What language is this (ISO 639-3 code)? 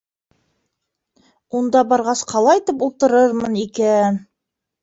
bak